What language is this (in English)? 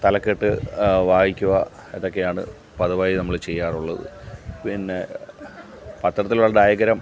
Malayalam